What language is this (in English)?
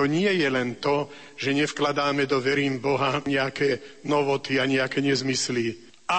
Slovak